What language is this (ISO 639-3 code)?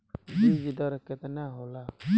bho